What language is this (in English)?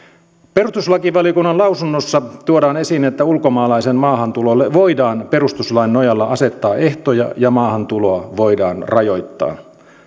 Finnish